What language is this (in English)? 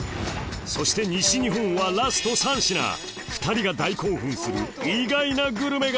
Japanese